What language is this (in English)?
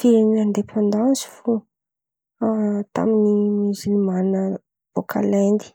Antankarana Malagasy